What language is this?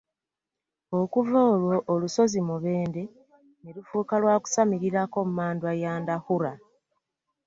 Ganda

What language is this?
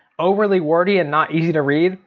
English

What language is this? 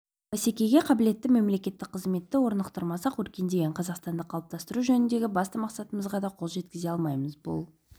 Kazakh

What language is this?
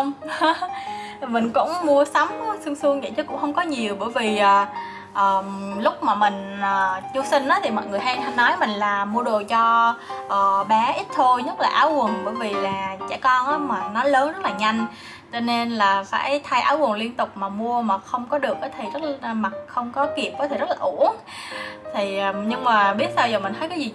Vietnamese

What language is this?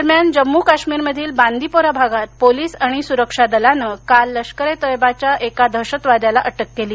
Marathi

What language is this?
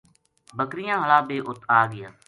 Gujari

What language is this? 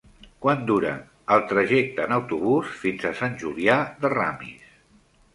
Catalan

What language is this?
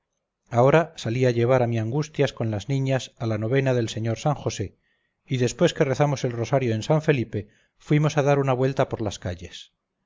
Spanish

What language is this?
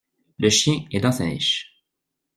French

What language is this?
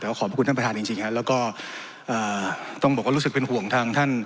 Thai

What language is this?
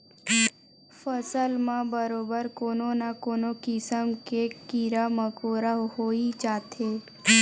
Chhattisgarhi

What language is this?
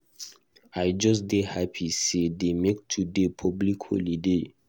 Nigerian Pidgin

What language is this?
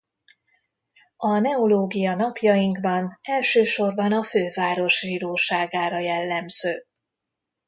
Hungarian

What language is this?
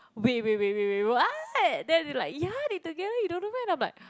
English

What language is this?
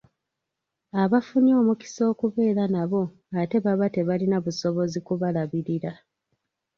Ganda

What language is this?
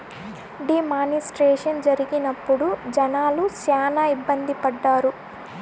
Telugu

